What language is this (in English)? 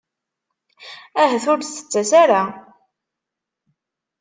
Kabyle